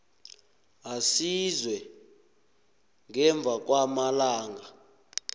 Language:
South Ndebele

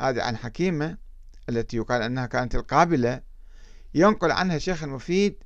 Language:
Arabic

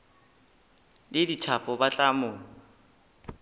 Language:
Northern Sotho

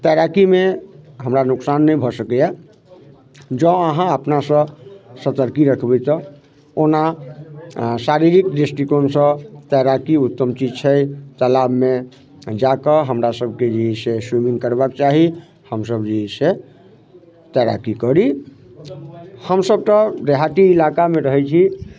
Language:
Maithili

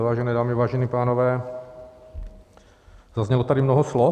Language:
Czech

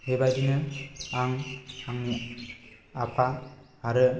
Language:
Bodo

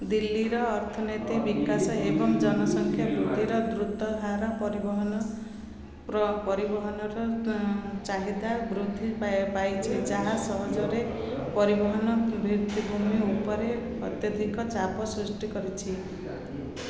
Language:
Odia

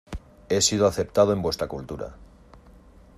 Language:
Spanish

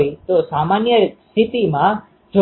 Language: Gujarati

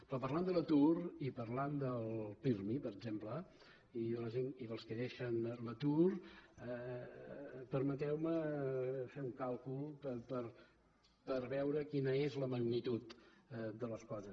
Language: Catalan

